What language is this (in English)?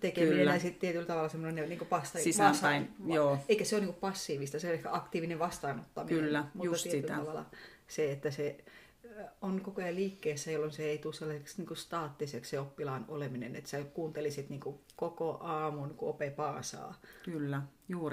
Finnish